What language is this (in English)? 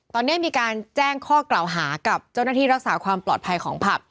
Thai